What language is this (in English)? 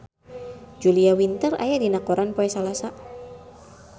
Sundanese